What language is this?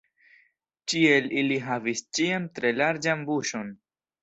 Esperanto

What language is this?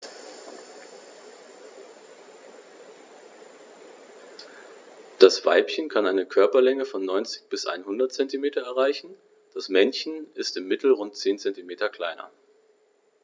German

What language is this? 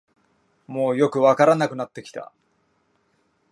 Japanese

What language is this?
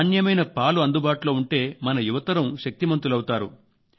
Telugu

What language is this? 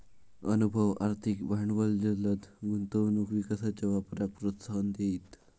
Marathi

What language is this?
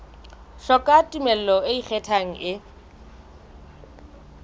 Southern Sotho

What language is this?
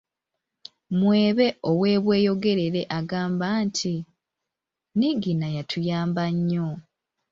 Ganda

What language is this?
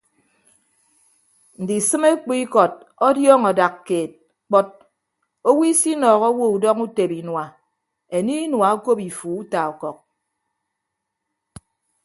Ibibio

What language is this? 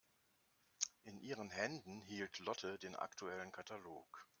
German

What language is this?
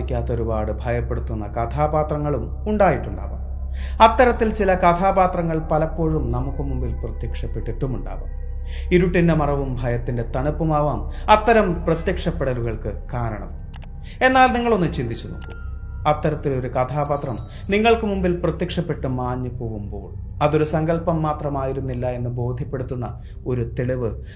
Malayalam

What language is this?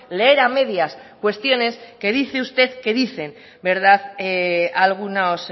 Spanish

